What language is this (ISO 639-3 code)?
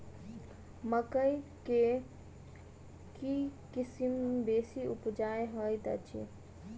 mai